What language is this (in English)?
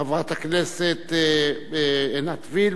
Hebrew